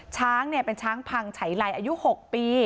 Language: Thai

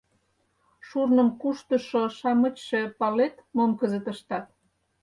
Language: Mari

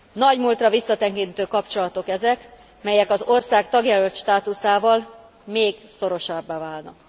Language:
Hungarian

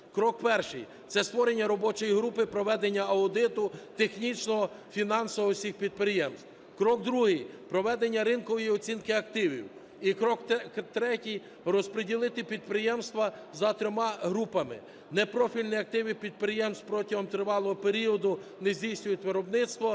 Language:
Ukrainian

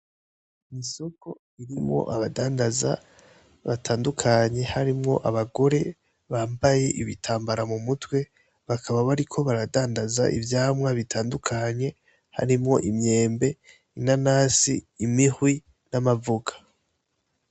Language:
Rundi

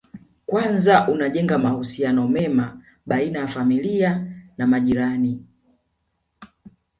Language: Swahili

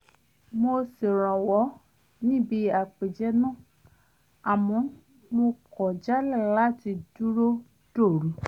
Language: Yoruba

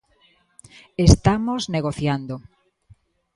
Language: Galician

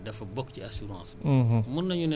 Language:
Wolof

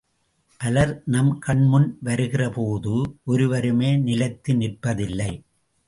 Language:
Tamil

